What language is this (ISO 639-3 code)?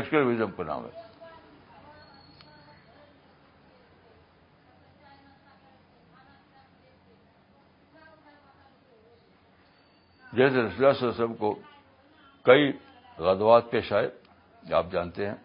urd